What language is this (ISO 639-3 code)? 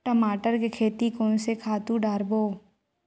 hne